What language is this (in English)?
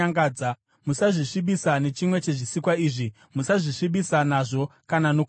Shona